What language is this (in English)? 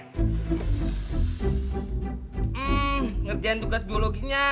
Indonesian